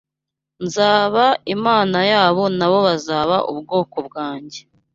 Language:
Kinyarwanda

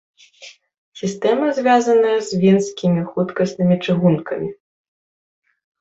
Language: Belarusian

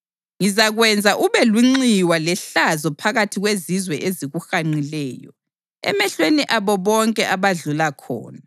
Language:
North Ndebele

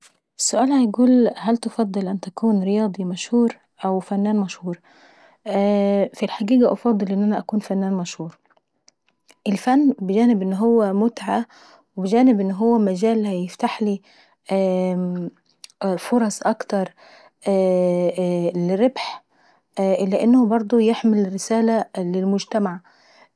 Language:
Saidi Arabic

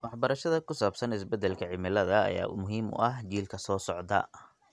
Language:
Somali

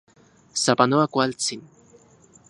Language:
Central Puebla Nahuatl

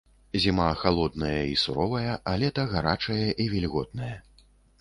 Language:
Belarusian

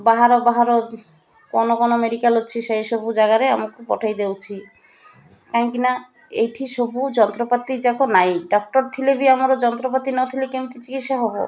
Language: Odia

